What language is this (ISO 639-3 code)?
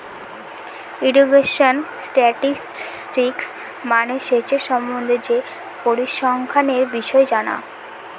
ben